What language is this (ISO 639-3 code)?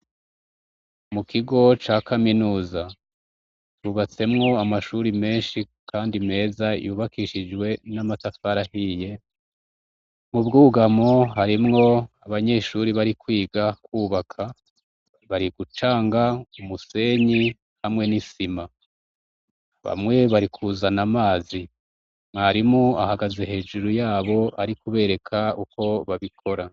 run